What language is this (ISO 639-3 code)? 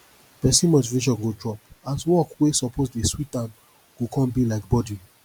pcm